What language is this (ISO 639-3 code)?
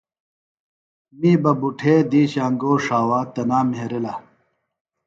phl